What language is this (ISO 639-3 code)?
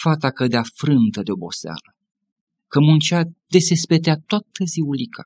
ron